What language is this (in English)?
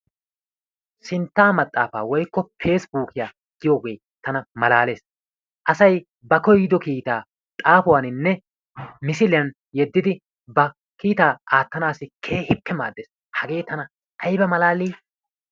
Wolaytta